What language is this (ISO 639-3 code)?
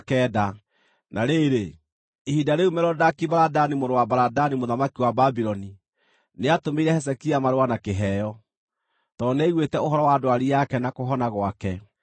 kik